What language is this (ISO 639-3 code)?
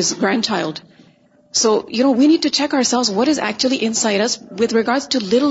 urd